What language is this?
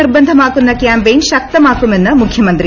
Malayalam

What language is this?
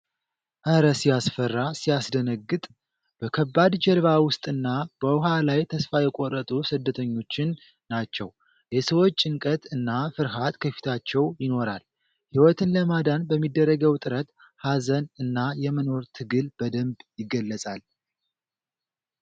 Amharic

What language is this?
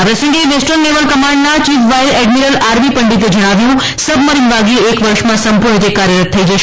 Gujarati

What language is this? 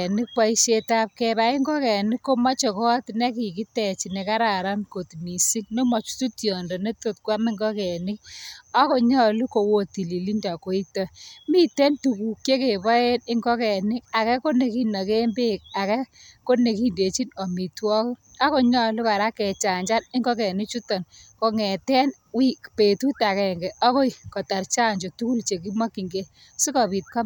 Kalenjin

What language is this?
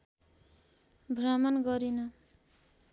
Nepali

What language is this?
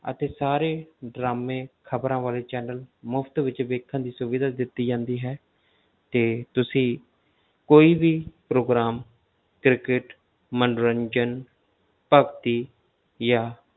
Punjabi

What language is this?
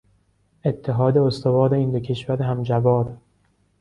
Persian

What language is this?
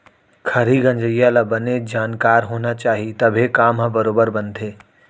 Chhattisgarhi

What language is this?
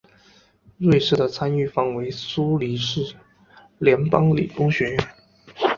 Chinese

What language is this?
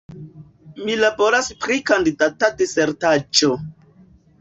Esperanto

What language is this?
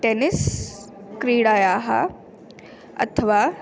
Sanskrit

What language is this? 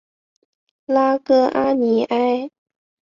Chinese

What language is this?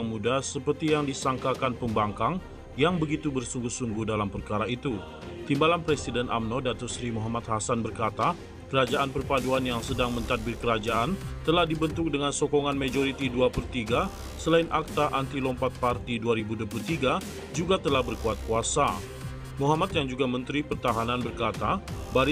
Indonesian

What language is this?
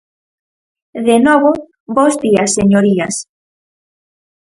Galician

